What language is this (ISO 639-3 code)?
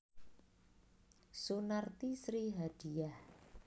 jav